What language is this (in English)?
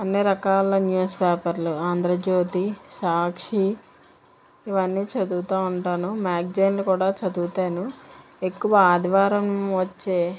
Telugu